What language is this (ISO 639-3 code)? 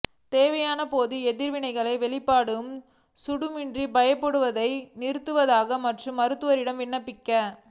tam